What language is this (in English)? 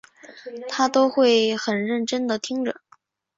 Chinese